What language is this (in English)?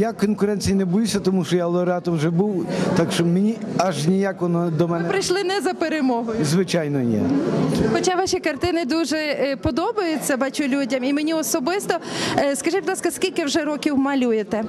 Russian